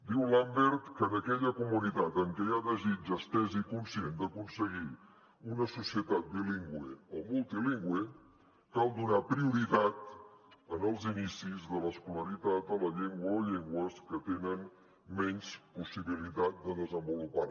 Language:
Catalan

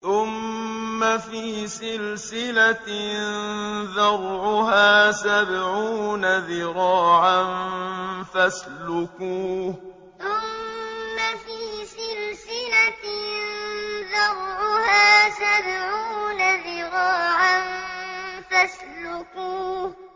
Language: Arabic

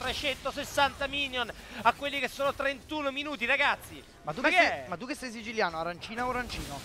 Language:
Italian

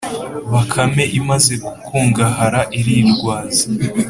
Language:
Kinyarwanda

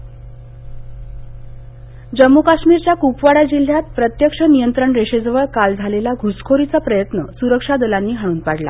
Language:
Marathi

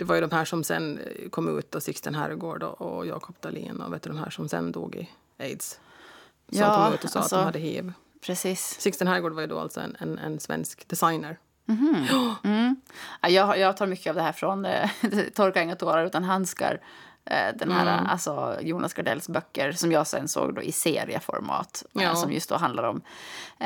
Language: Swedish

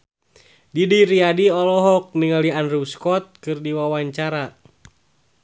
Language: Sundanese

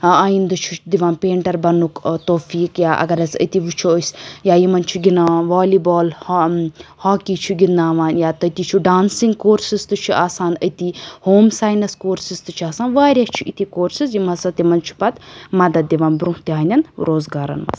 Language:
Kashmiri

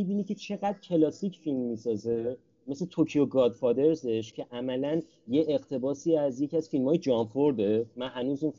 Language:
Persian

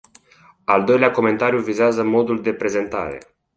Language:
Romanian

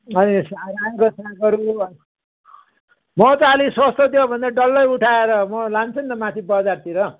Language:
Nepali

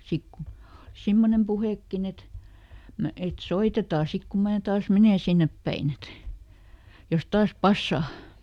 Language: Finnish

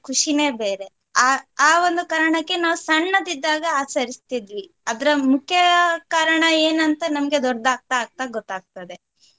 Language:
Kannada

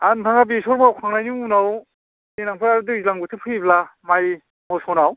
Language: Bodo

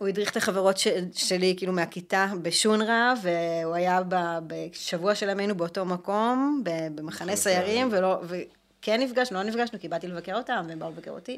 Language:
Hebrew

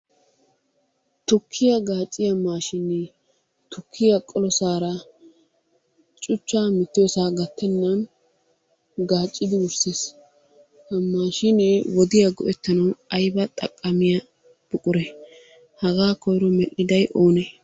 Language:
Wolaytta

